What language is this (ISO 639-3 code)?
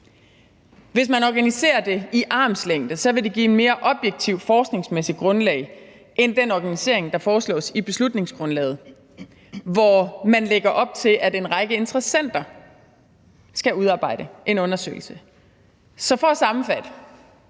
dan